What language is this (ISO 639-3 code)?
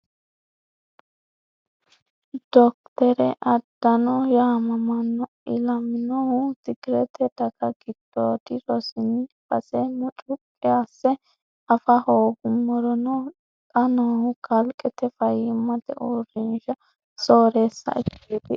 sid